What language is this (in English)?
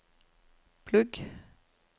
Norwegian